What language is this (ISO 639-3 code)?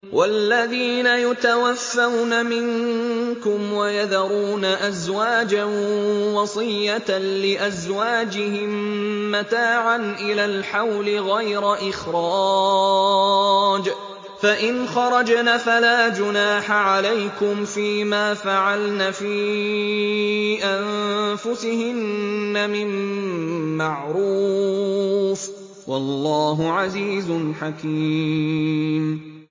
ara